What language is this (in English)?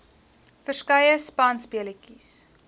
Afrikaans